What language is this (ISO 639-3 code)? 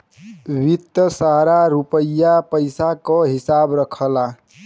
bho